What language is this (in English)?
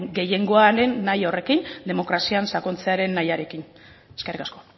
Basque